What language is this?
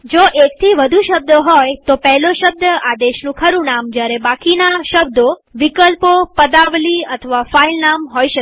Gujarati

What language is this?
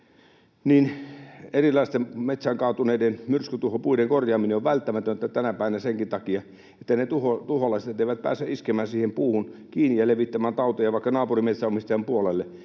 Finnish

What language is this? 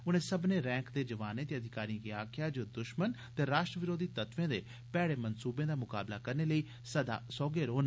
Dogri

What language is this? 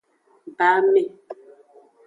Aja (Benin)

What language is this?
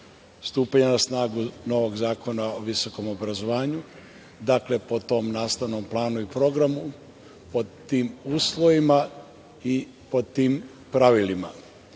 Serbian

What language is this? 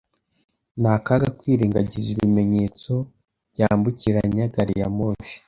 Kinyarwanda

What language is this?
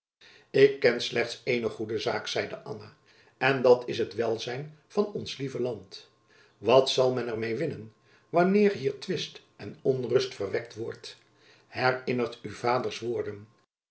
Dutch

